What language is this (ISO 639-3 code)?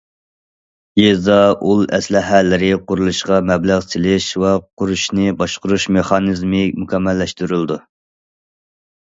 uig